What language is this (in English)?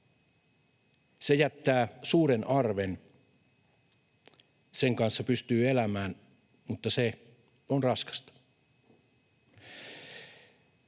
Finnish